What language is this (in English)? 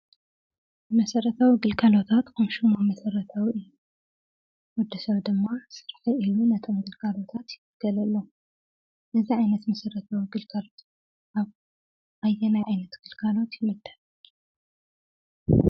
Tigrinya